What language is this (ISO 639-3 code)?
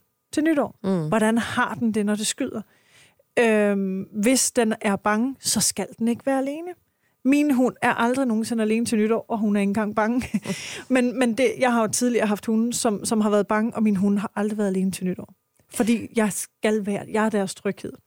dan